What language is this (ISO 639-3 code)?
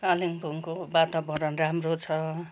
nep